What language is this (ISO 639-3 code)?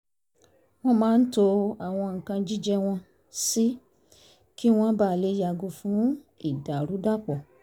yor